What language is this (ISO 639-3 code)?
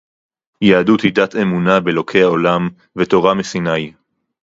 heb